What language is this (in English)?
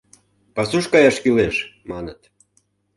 Mari